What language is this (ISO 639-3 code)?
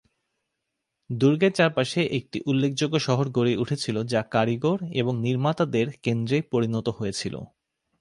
ben